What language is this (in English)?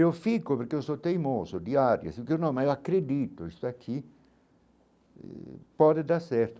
Portuguese